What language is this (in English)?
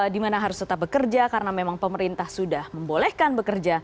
Indonesian